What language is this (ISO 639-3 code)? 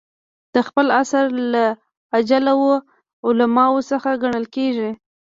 pus